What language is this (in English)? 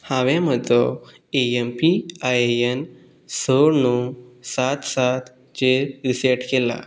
Konkani